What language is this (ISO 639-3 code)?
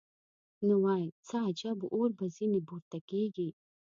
pus